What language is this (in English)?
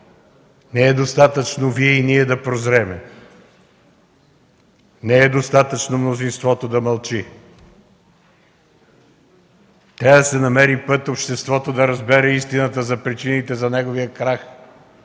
Bulgarian